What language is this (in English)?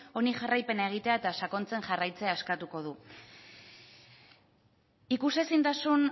Basque